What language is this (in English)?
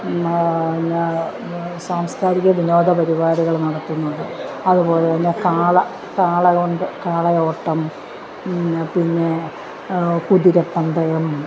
Malayalam